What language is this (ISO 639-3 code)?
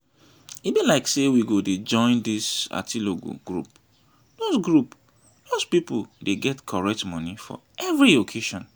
pcm